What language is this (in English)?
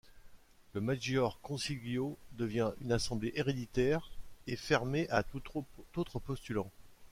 French